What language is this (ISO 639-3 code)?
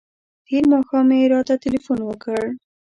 pus